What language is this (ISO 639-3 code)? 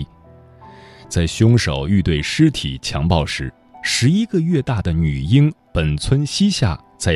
zho